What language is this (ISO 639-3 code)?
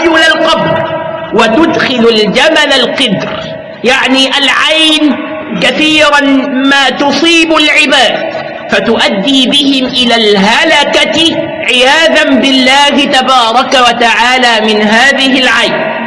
ara